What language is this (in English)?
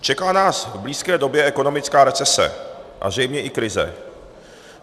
Czech